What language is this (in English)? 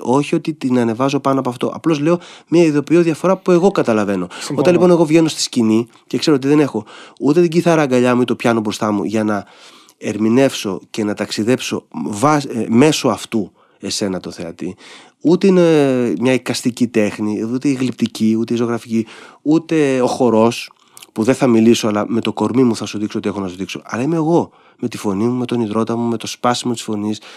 Greek